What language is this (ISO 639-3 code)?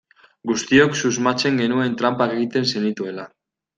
eus